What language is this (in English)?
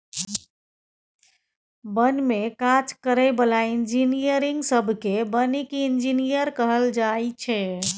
Maithili